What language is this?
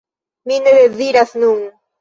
Esperanto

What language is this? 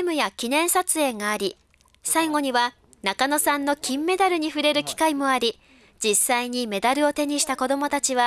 Japanese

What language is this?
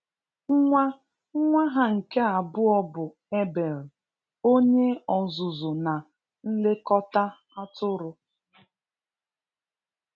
Igbo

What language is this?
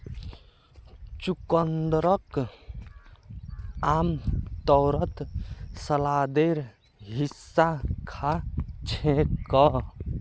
Magahi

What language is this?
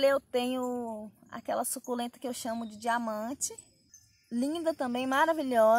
Portuguese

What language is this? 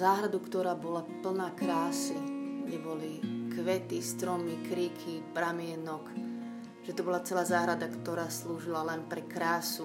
Slovak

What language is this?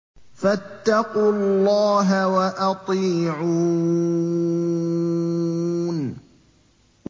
Arabic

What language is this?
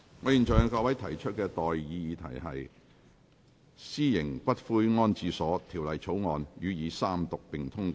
Cantonese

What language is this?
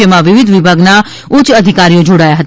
Gujarati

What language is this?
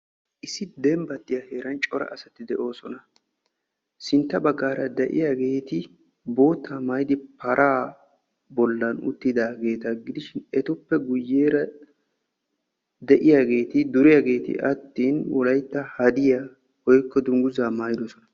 Wolaytta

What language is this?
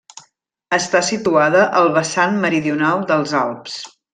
Catalan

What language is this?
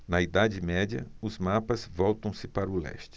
Portuguese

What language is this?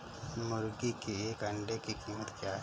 Hindi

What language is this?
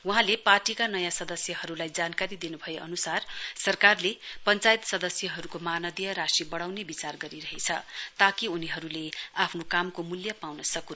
Nepali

